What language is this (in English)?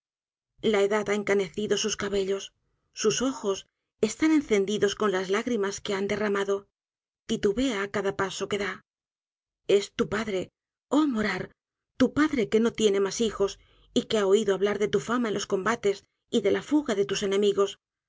Spanish